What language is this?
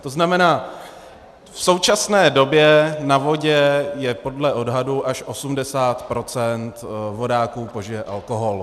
Czech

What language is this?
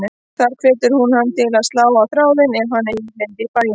Icelandic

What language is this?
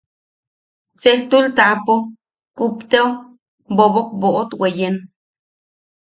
Yaqui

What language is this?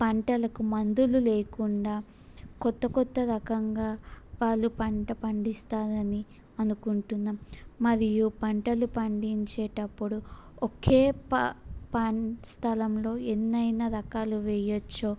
Telugu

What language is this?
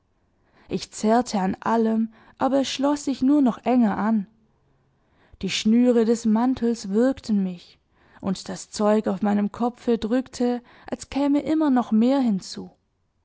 German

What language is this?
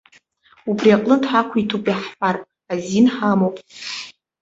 Abkhazian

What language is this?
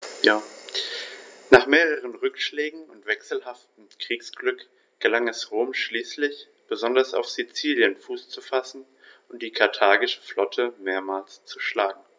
German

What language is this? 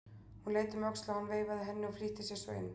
Icelandic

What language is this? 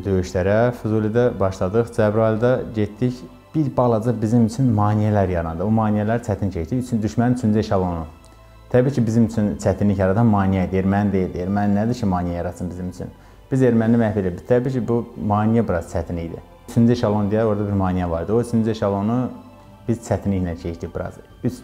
Turkish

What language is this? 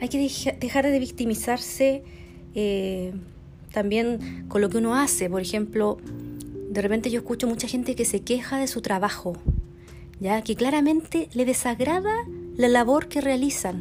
Spanish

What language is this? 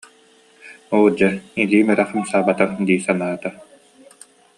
Yakut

